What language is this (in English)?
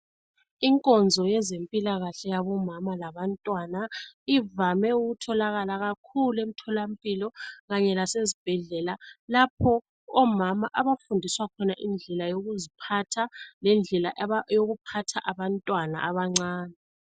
North Ndebele